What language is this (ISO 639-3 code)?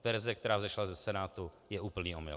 ces